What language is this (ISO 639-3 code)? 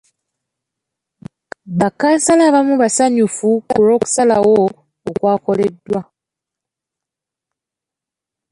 lug